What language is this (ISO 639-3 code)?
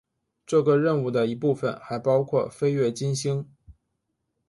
zho